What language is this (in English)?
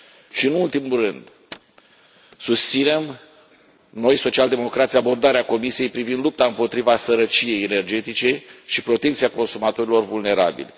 Romanian